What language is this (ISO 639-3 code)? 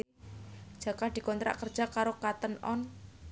jav